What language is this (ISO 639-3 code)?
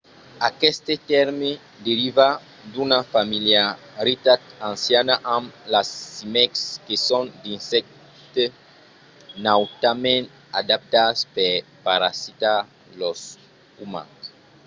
oci